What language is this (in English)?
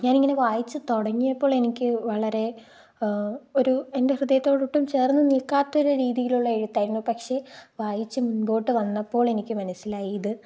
Malayalam